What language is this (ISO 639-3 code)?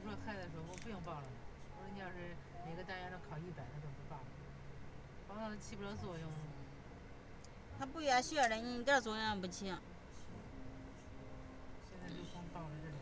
zho